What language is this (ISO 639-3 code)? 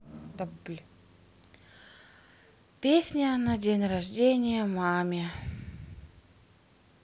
rus